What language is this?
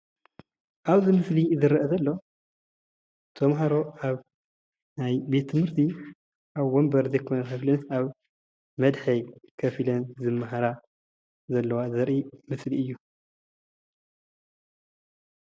Tigrinya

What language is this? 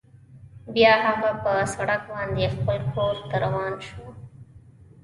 Pashto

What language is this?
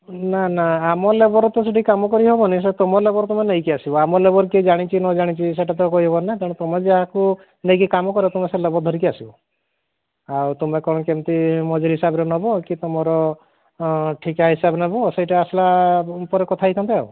Odia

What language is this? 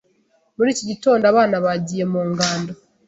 Kinyarwanda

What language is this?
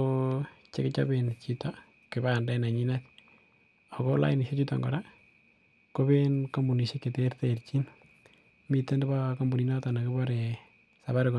Kalenjin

